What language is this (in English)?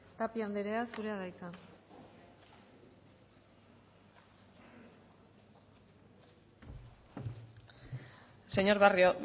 Basque